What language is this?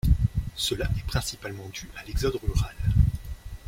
French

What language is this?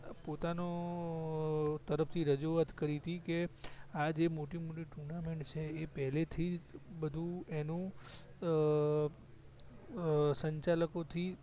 Gujarati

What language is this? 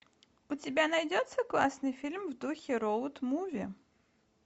Russian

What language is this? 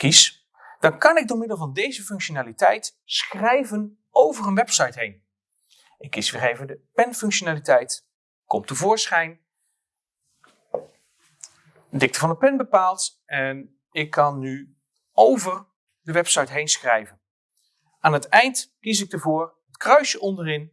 Dutch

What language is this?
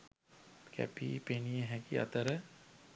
Sinhala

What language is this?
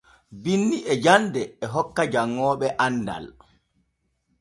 Borgu Fulfulde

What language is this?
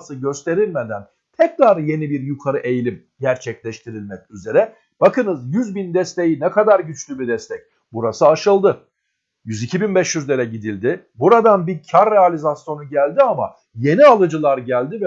Turkish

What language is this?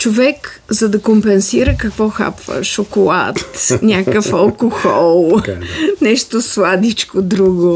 Bulgarian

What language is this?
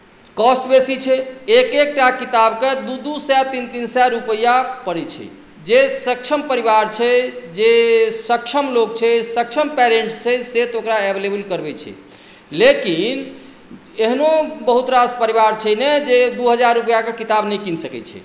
Maithili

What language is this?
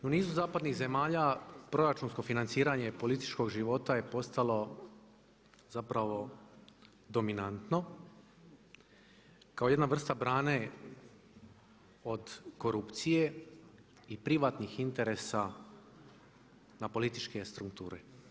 Croatian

